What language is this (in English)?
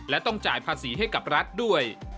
Thai